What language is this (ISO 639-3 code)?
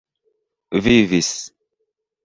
epo